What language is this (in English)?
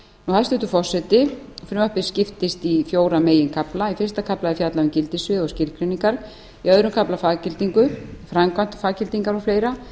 Icelandic